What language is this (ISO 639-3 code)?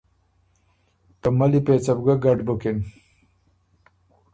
oru